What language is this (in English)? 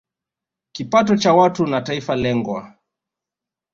Swahili